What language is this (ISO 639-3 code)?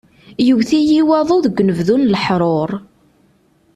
kab